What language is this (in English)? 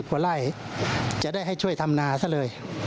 Thai